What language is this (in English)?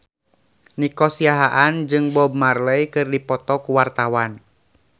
Sundanese